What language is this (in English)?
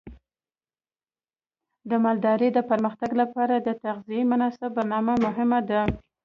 Pashto